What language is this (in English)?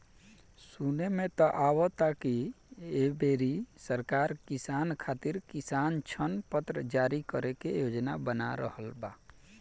Bhojpuri